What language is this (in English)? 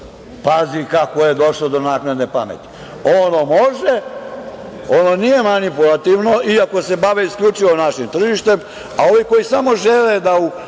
Serbian